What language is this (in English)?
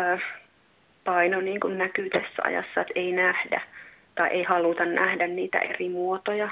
Finnish